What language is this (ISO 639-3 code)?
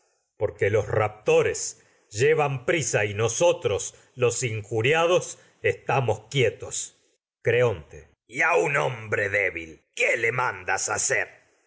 spa